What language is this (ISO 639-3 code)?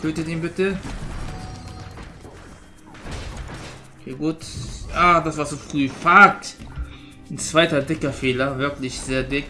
deu